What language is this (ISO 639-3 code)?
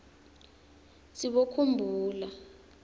ssw